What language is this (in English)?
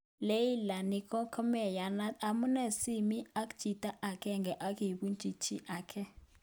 Kalenjin